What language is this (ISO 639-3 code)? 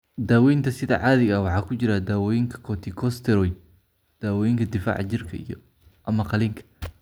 som